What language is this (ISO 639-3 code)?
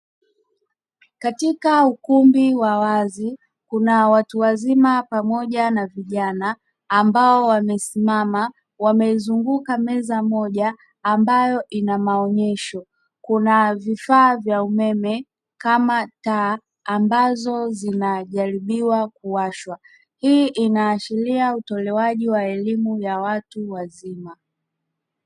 swa